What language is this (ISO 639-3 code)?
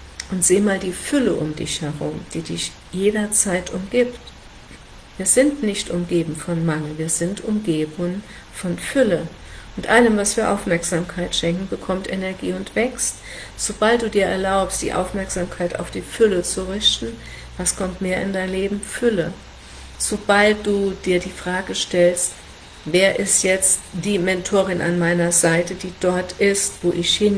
deu